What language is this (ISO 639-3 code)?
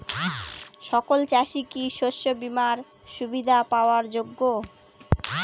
ben